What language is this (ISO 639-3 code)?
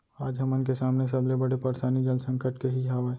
hne